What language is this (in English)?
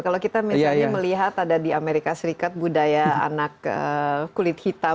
Indonesian